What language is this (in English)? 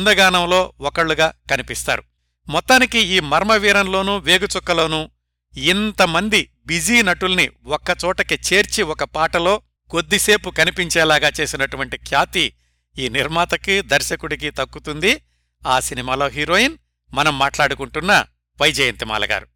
Telugu